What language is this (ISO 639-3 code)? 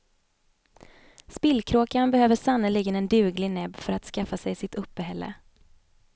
swe